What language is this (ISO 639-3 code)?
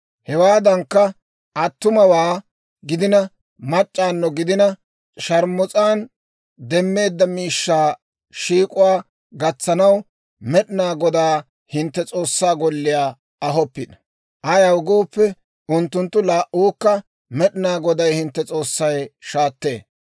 dwr